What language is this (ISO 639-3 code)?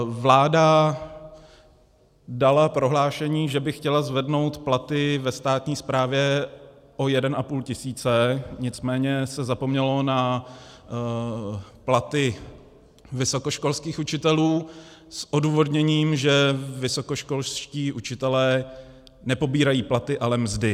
ces